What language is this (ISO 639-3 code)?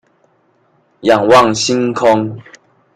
zho